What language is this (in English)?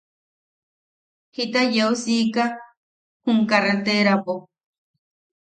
Yaqui